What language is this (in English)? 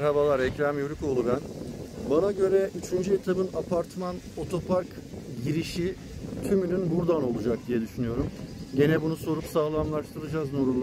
Turkish